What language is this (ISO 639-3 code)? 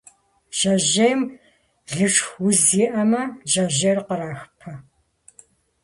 kbd